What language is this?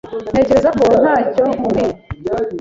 Kinyarwanda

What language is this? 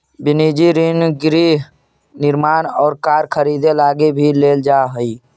Magahi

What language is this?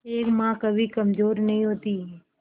Hindi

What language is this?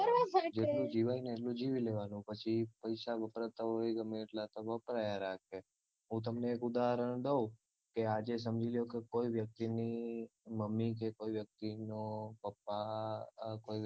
Gujarati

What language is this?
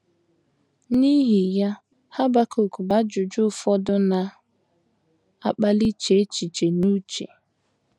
Igbo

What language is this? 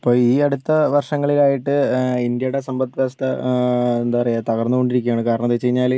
Malayalam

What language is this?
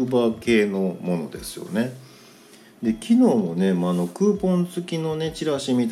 Japanese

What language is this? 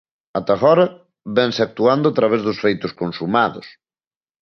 Galician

